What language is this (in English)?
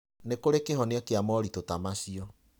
Kikuyu